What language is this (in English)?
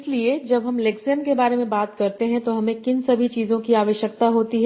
Hindi